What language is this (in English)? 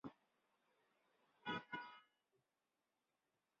Chinese